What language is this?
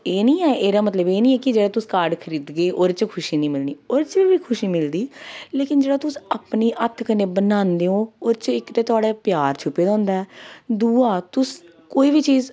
Dogri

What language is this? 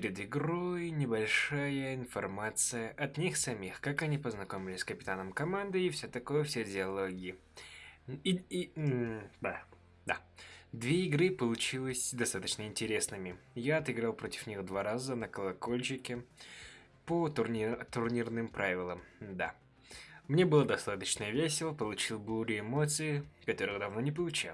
Russian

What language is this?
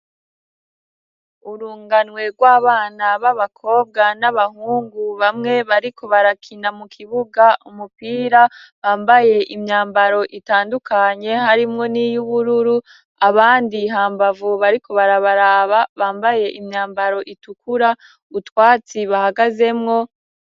Rundi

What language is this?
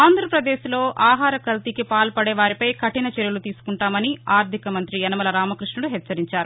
Telugu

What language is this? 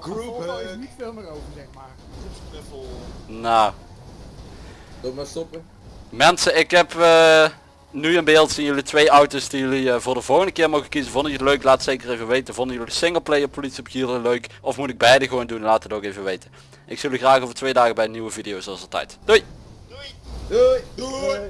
Dutch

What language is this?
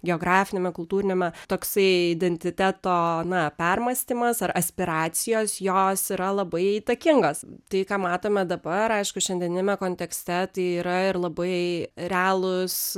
Lithuanian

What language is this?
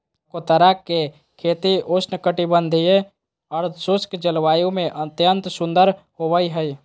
Magahi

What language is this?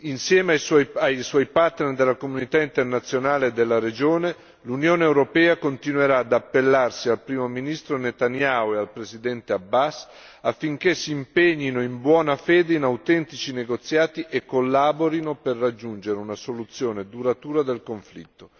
Italian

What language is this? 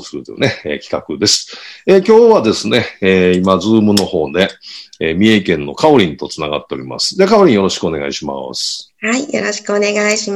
Japanese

